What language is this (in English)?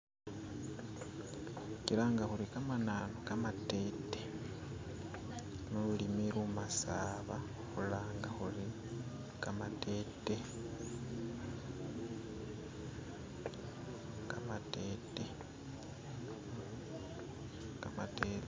Masaaba